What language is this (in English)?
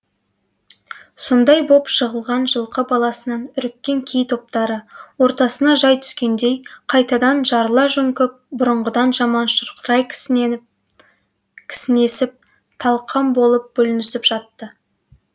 Kazakh